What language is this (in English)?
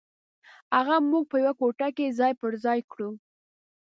Pashto